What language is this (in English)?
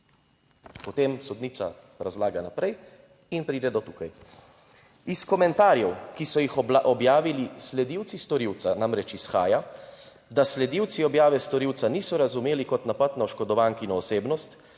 Slovenian